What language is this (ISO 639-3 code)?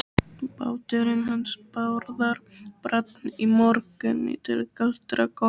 isl